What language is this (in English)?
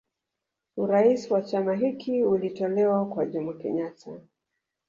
Swahili